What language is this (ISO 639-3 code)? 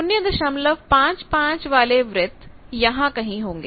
hin